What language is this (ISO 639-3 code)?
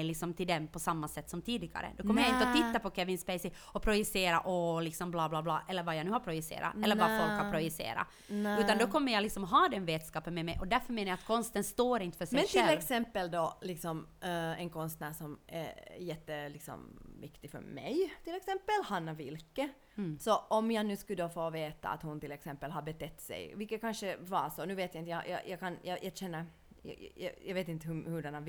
swe